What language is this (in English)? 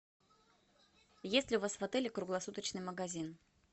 Russian